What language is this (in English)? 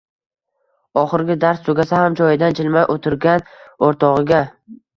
Uzbek